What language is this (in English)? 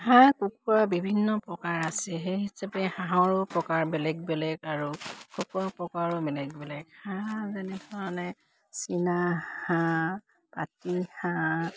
Assamese